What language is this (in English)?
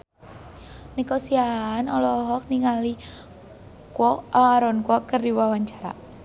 Sundanese